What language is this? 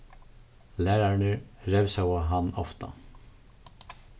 Faroese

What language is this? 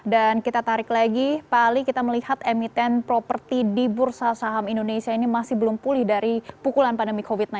Indonesian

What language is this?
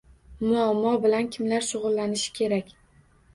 Uzbek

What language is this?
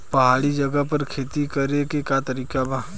Bhojpuri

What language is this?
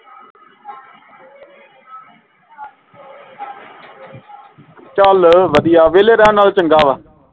Punjabi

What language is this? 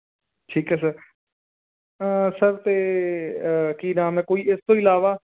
Punjabi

